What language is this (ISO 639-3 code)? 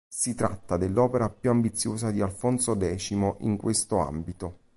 ita